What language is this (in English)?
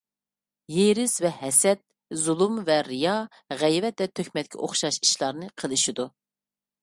Uyghur